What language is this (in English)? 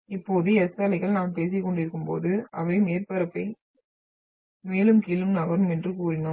Tamil